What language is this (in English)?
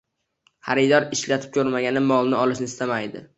Uzbek